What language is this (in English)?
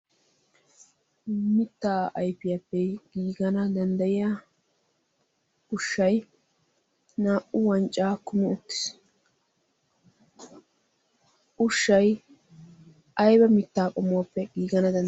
Wolaytta